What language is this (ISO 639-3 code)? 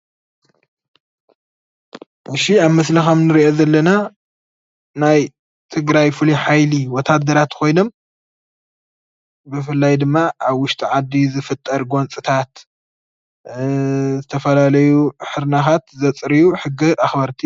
tir